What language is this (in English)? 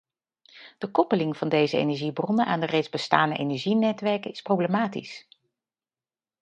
Dutch